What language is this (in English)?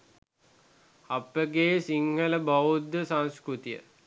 Sinhala